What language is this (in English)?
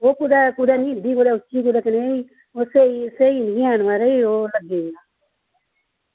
Dogri